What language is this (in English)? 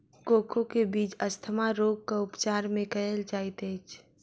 Maithili